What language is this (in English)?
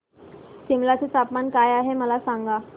Marathi